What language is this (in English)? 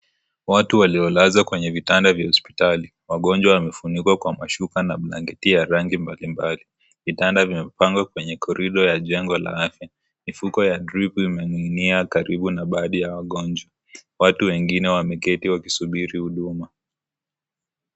Swahili